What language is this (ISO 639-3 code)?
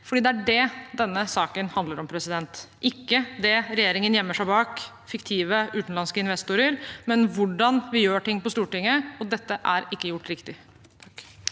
nor